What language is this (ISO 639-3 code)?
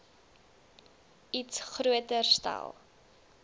afr